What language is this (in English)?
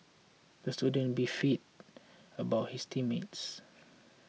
English